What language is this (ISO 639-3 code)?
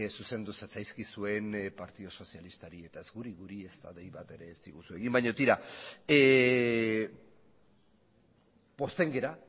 eus